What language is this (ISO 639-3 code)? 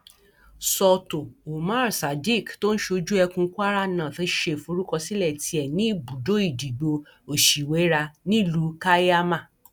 yor